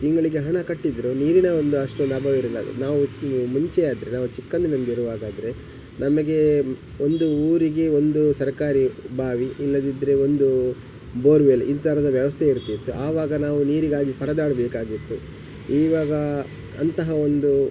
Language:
Kannada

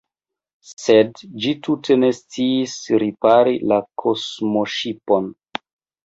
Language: Esperanto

